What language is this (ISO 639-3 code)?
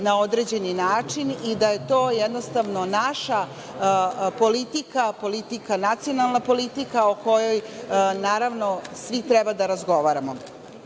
srp